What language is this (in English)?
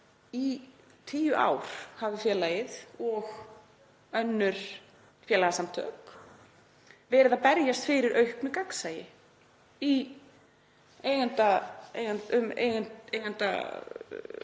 Icelandic